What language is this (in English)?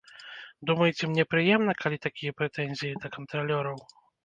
Belarusian